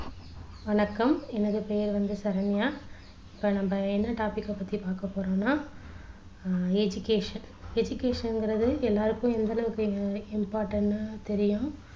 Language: Tamil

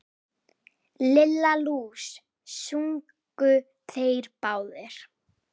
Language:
Icelandic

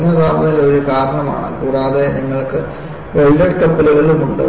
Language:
Malayalam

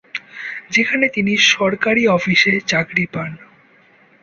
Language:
Bangla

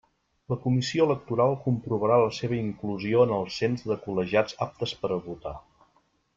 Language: Catalan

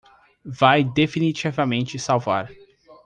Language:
Portuguese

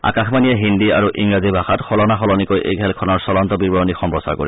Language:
Assamese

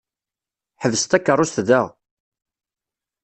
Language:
Kabyle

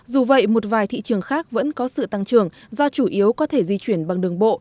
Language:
Vietnamese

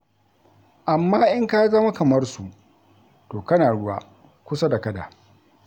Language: Hausa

